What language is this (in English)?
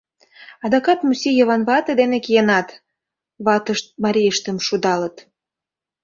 Mari